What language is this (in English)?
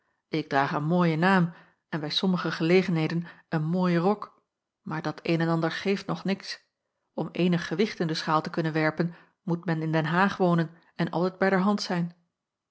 Dutch